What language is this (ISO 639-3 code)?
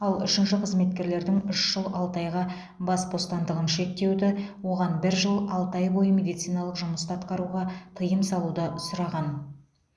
kaz